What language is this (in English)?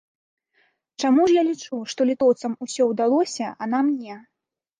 Belarusian